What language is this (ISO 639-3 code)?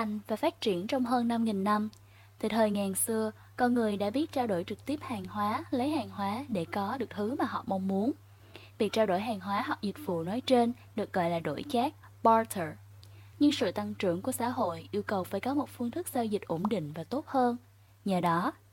vie